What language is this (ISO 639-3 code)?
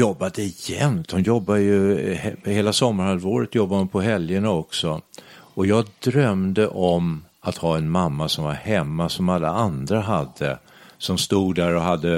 swe